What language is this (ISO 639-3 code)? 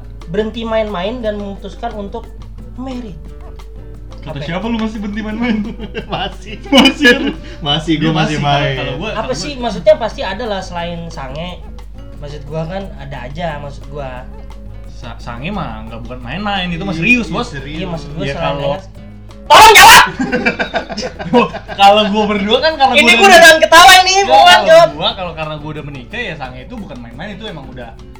ind